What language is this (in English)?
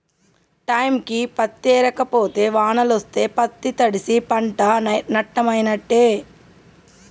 Telugu